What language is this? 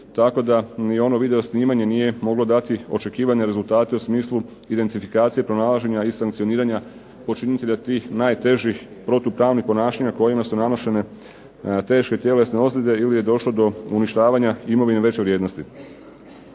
Croatian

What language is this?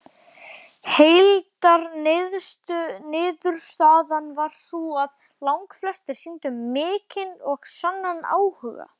Icelandic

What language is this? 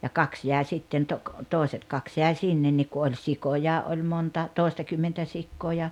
Finnish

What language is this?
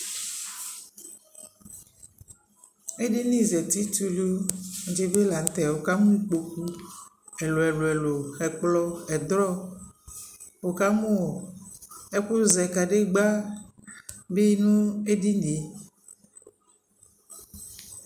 Ikposo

